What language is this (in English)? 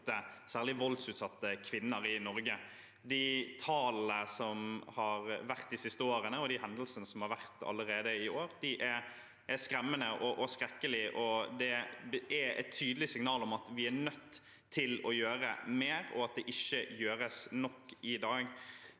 Norwegian